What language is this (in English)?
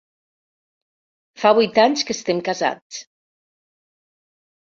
Catalan